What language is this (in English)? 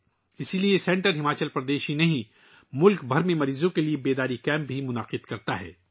Urdu